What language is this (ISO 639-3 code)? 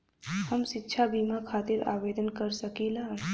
bho